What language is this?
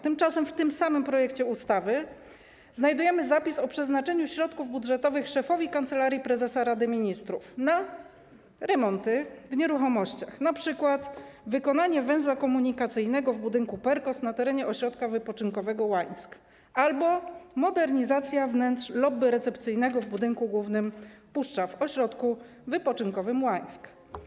Polish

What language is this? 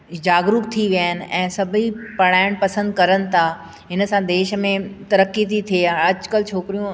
Sindhi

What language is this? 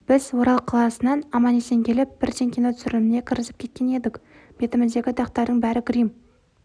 Kazakh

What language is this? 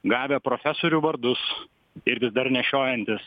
Lithuanian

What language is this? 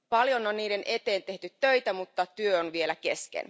Finnish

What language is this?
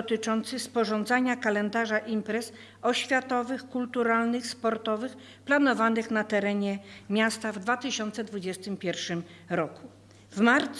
Polish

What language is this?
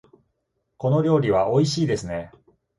Japanese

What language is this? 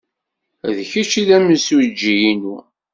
Kabyle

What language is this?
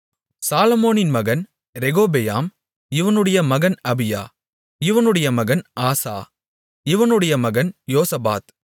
Tamil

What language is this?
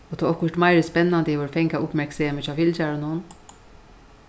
Faroese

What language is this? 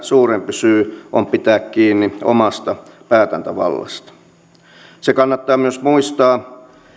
Finnish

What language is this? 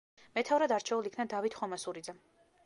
Georgian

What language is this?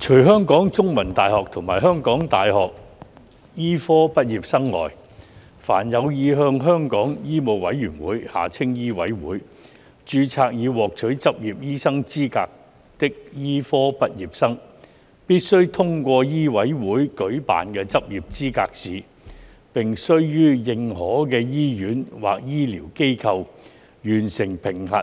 Cantonese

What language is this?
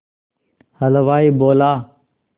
Hindi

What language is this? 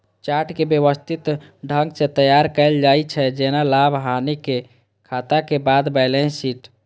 Maithili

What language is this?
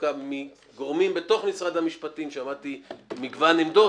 Hebrew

